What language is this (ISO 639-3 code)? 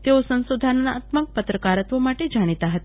guj